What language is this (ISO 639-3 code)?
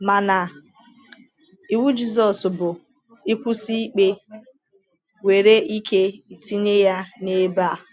ibo